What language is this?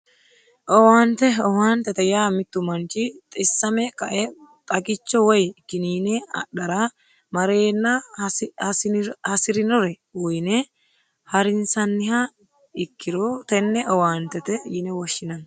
Sidamo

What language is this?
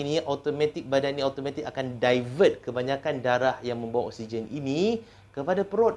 Malay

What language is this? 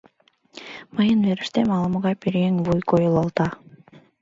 Mari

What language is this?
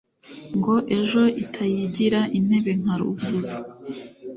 Kinyarwanda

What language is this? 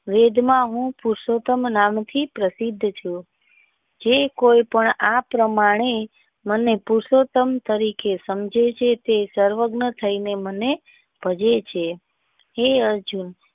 Gujarati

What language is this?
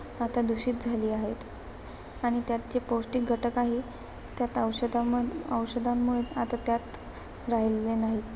Marathi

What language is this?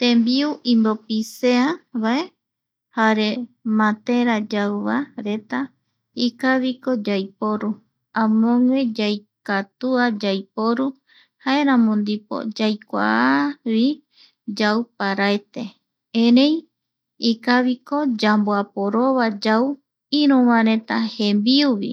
Eastern Bolivian Guaraní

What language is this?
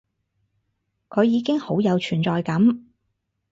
Cantonese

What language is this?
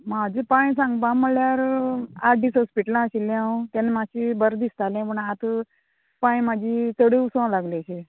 Konkani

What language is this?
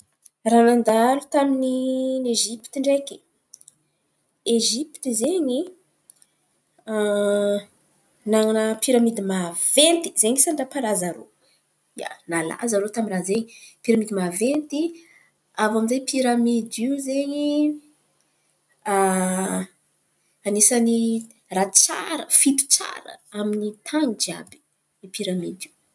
Antankarana Malagasy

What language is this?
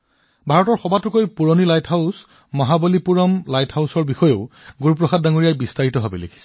Assamese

